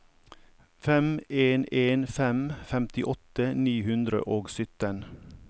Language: Norwegian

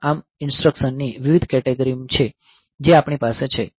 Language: Gujarati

